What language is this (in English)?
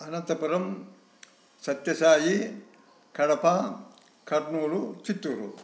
Telugu